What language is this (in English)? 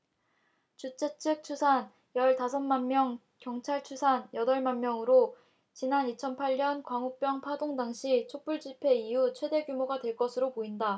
Korean